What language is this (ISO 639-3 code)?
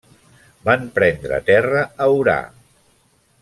cat